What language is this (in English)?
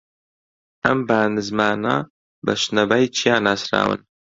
Central Kurdish